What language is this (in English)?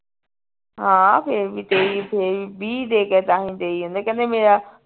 Punjabi